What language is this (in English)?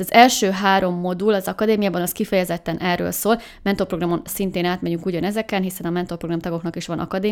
Hungarian